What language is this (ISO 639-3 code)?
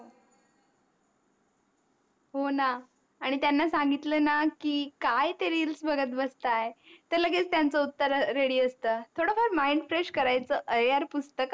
mar